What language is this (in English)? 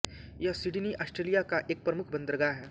Hindi